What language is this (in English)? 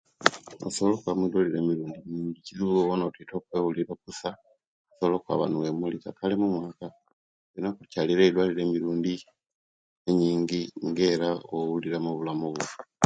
Kenyi